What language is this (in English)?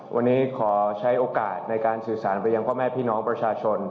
Thai